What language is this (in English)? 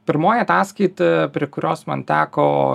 Lithuanian